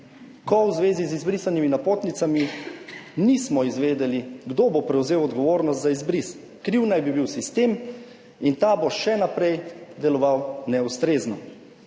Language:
Slovenian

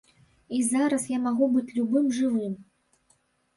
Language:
Belarusian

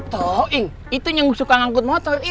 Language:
Indonesian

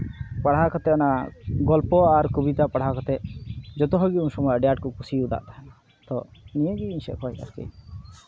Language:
Santali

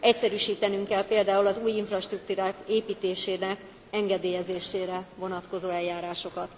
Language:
Hungarian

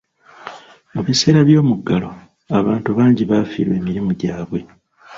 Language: Ganda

